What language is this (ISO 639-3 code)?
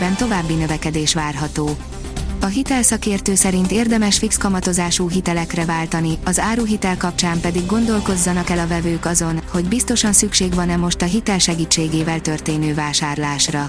hun